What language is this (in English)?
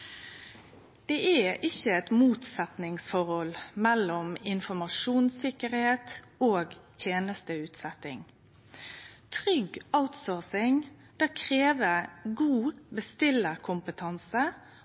Norwegian Nynorsk